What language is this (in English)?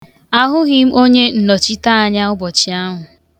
Igbo